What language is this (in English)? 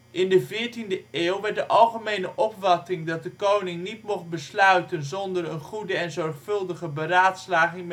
Dutch